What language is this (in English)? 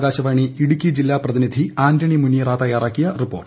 Malayalam